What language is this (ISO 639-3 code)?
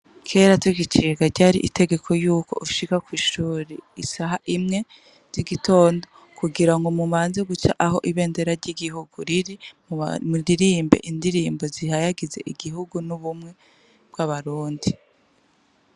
run